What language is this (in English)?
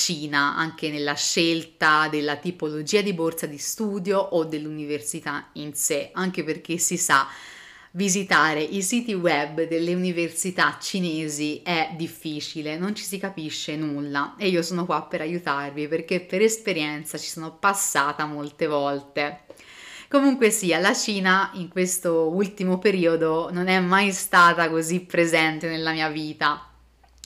Italian